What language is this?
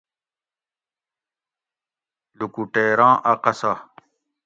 Gawri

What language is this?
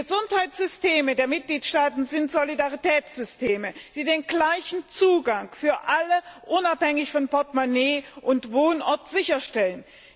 German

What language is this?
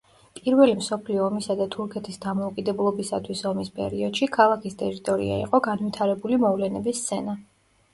Georgian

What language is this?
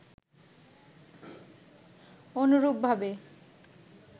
Bangla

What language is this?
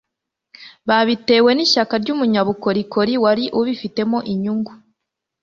Kinyarwanda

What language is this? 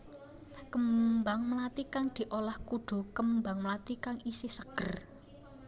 Javanese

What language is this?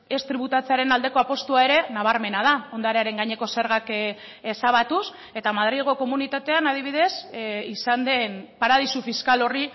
Basque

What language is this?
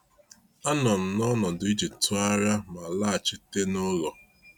Igbo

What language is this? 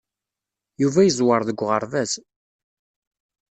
Kabyle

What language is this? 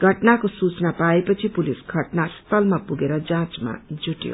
Nepali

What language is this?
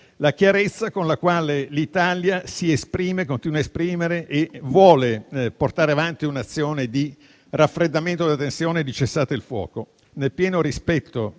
Italian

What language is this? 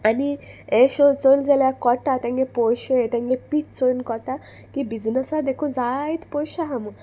Konkani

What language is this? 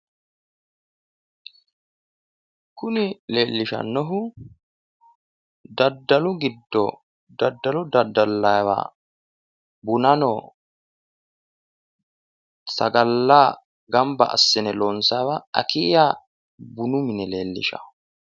Sidamo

